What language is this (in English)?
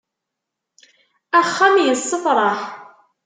Kabyle